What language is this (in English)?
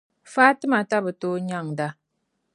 Dagbani